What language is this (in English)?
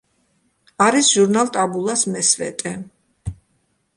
Georgian